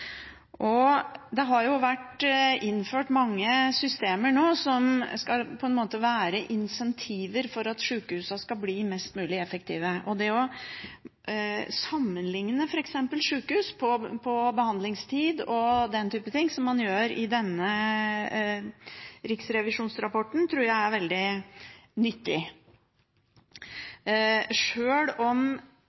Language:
Norwegian Bokmål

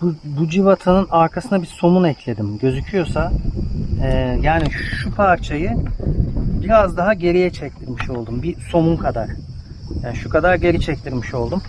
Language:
Turkish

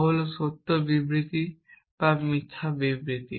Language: Bangla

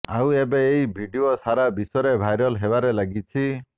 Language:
Odia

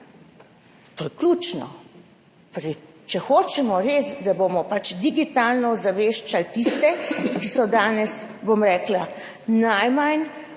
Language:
Slovenian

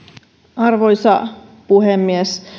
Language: Finnish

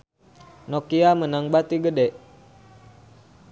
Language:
Sundanese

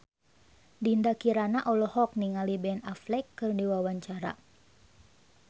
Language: Sundanese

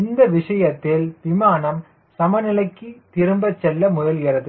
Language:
Tamil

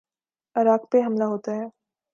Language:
Urdu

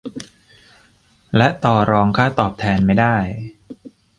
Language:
Thai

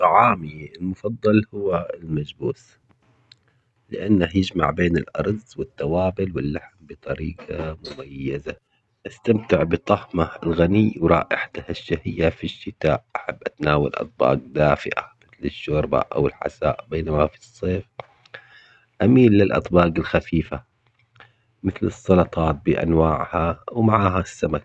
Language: Omani Arabic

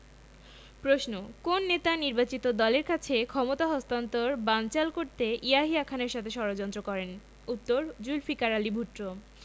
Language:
Bangla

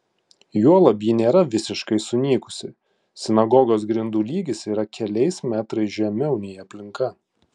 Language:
Lithuanian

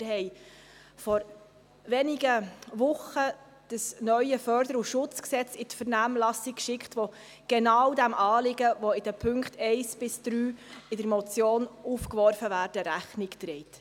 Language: Swiss German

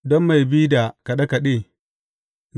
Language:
Hausa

